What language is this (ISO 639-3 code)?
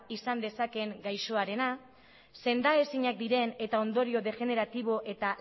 eus